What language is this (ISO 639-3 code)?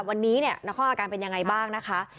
tha